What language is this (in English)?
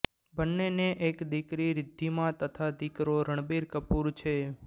Gujarati